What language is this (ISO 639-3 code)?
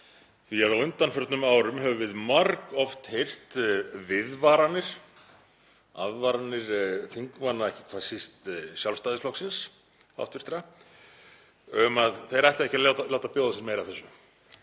isl